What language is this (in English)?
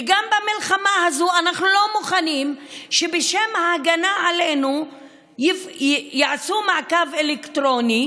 Hebrew